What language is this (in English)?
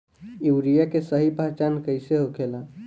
Bhojpuri